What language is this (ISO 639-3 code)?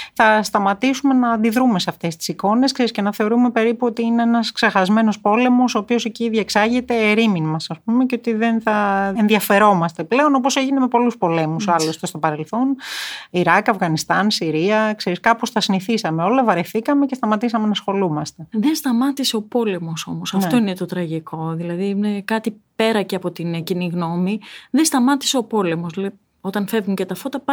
ell